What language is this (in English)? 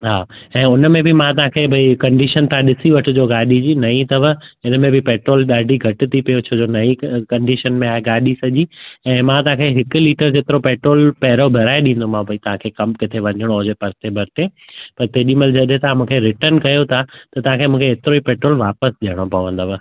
Sindhi